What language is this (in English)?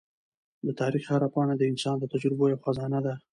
Pashto